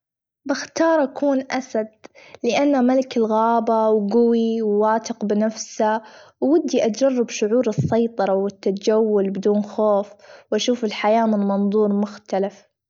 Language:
Gulf Arabic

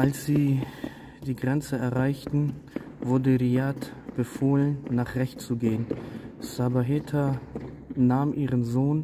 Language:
German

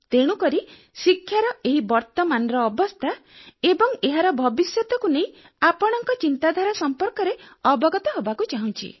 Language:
Odia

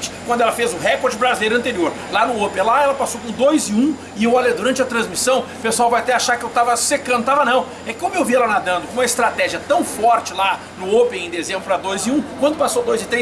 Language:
Portuguese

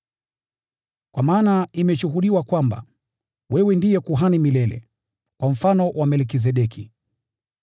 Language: Swahili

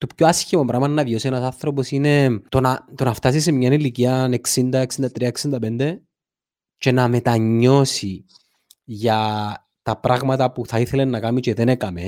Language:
Greek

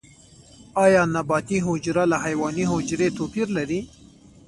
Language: Pashto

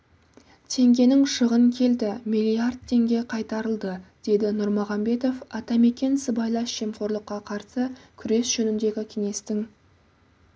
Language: Kazakh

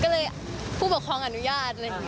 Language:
Thai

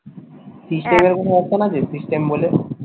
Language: Bangla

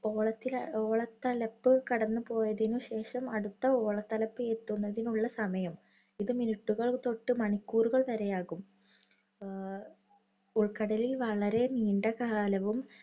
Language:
Malayalam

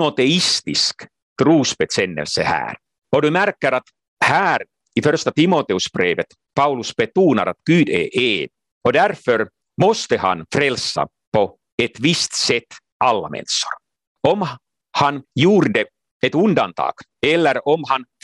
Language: Swedish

